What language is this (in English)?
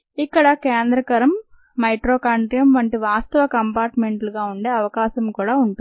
Telugu